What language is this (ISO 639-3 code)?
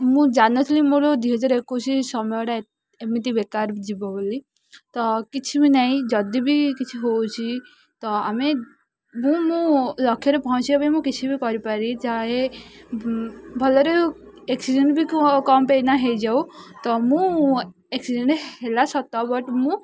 ori